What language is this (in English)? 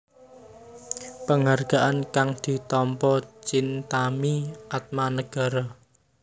Javanese